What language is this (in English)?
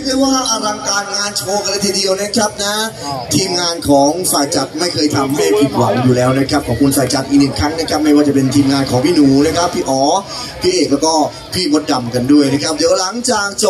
Thai